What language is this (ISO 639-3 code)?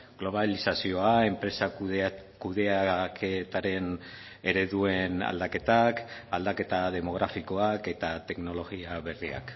eus